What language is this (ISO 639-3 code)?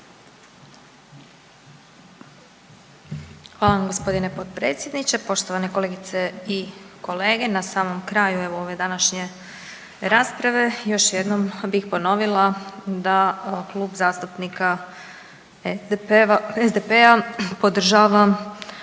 hrv